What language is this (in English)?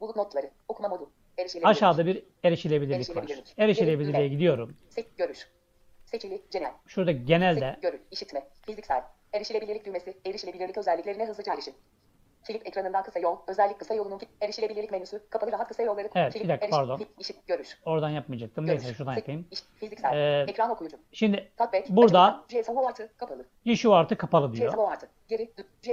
Turkish